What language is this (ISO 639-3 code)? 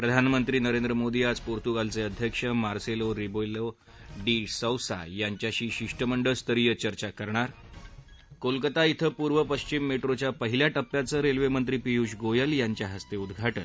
mar